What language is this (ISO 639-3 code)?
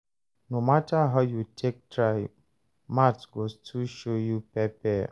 pcm